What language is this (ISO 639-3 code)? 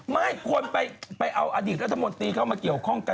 tha